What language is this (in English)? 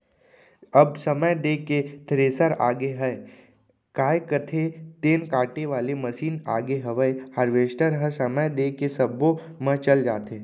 Chhattisgarhi